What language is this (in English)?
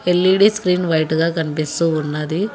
Telugu